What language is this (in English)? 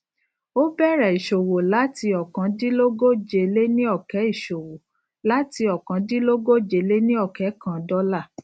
Yoruba